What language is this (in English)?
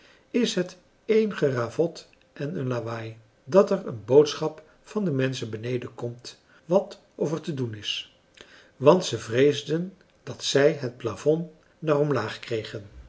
Dutch